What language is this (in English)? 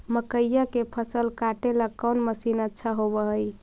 Magahi